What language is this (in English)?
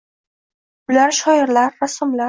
Uzbek